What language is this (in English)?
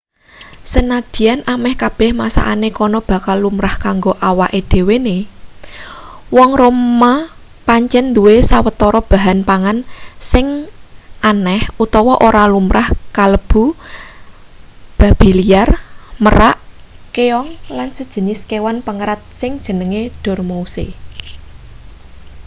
Javanese